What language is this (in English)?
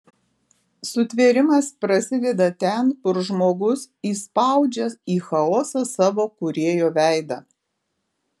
Lithuanian